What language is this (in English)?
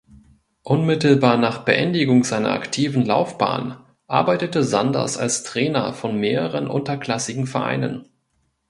German